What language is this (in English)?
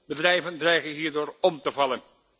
Dutch